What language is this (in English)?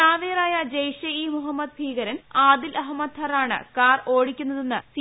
Malayalam